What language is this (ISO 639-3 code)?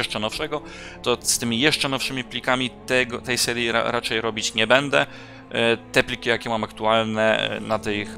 pol